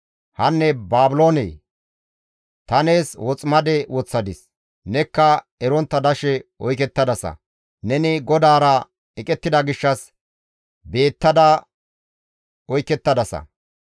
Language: Gamo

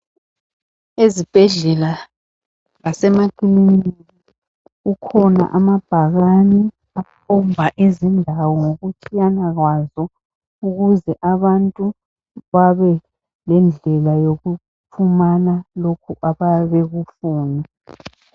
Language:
North Ndebele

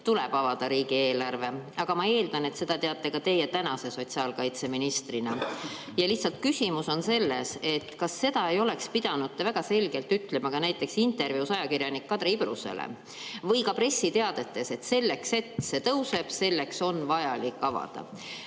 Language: Estonian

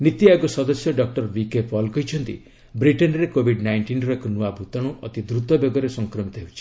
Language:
Odia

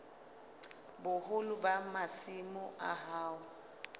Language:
Southern Sotho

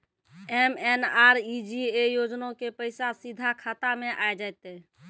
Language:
Maithili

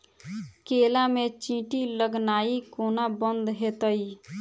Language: Maithili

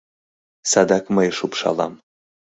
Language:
Mari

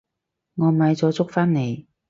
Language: Cantonese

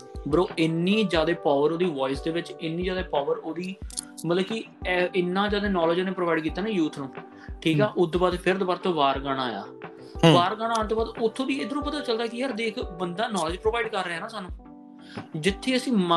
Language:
Punjabi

